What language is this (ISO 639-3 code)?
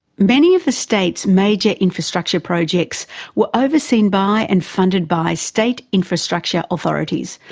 eng